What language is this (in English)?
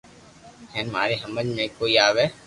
Loarki